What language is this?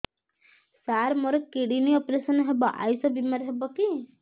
Odia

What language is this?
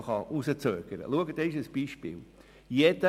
Swiss German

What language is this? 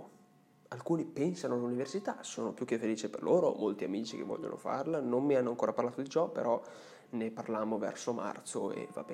Italian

